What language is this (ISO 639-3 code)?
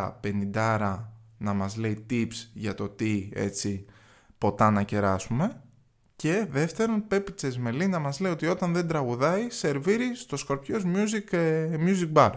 ell